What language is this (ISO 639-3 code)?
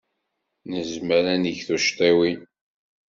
kab